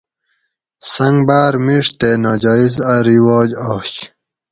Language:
Gawri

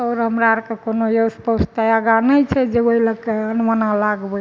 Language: Maithili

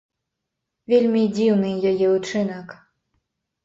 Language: Belarusian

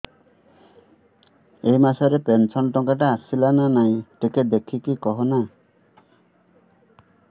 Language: Odia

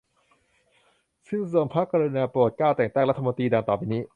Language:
Thai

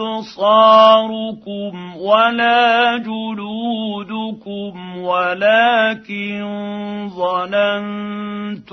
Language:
Arabic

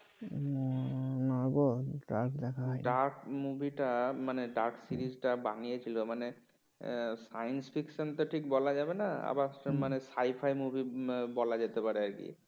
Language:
Bangla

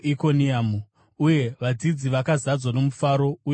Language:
Shona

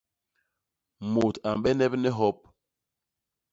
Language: Basaa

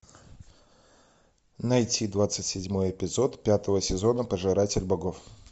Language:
Russian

